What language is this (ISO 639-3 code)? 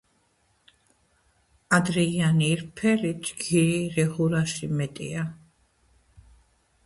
kat